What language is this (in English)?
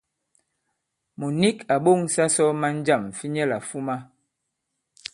Bankon